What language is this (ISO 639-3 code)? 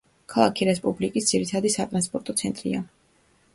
kat